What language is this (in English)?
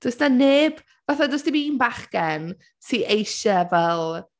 Welsh